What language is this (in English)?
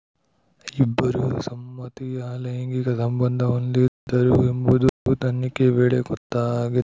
Kannada